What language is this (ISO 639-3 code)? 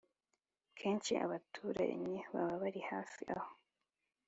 kin